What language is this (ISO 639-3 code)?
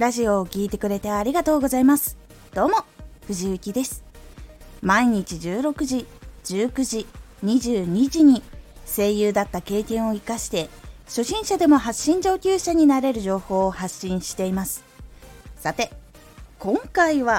jpn